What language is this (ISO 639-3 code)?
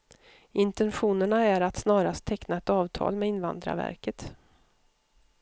swe